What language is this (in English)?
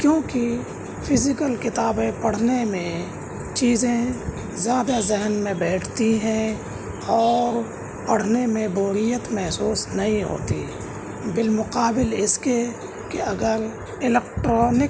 Urdu